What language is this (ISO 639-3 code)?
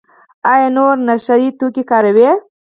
pus